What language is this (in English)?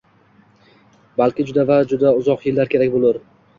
Uzbek